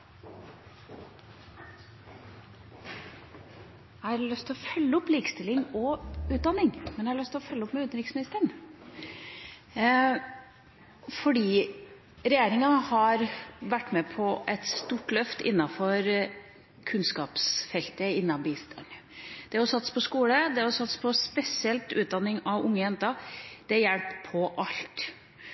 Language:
Norwegian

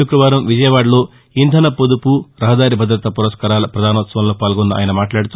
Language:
Telugu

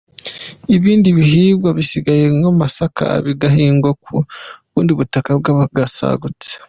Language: Kinyarwanda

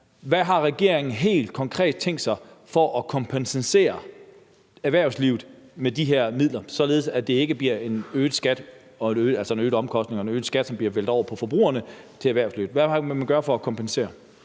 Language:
Danish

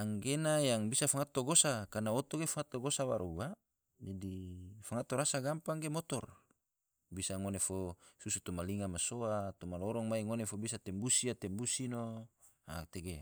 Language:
Tidore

